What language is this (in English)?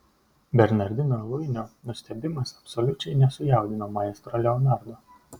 Lithuanian